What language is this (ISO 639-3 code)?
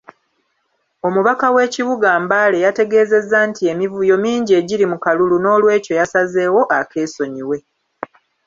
lug